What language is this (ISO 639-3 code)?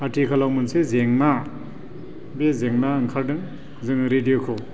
brx